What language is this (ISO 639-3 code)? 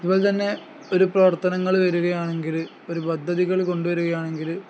mal